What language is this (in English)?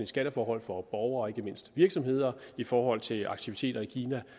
Danish